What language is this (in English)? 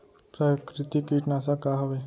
Chhattisgarhi